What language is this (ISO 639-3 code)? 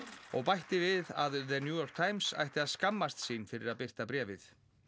isl